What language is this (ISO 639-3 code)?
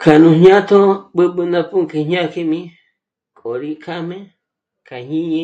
mmc